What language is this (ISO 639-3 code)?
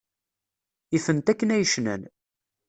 kab